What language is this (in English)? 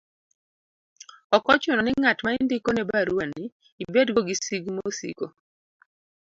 Luo (Kenya and Tanzania)